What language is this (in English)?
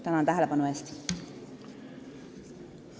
Estonian